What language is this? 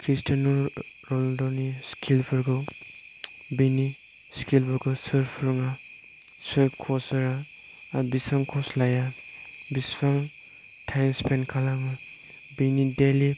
Bodo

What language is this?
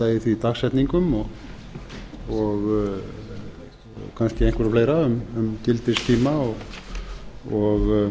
Icelandic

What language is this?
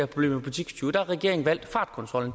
Danish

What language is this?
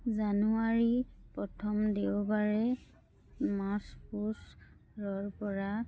Assamese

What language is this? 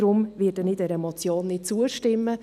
Swiss German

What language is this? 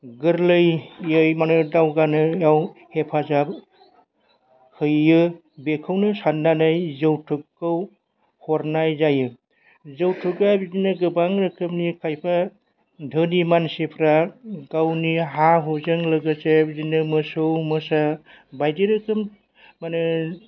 Bodo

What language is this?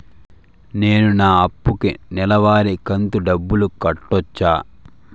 Telugu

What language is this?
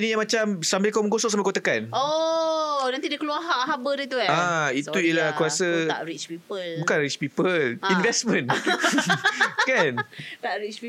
Malay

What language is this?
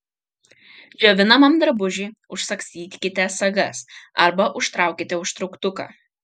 Lithuanian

